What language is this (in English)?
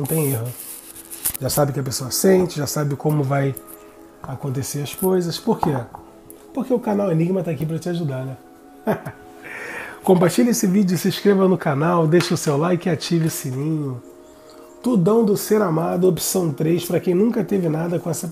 Portuguese